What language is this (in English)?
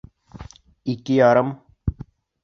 Bashkir